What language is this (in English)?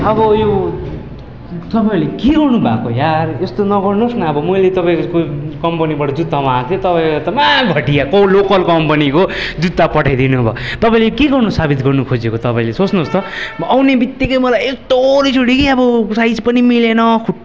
Nepali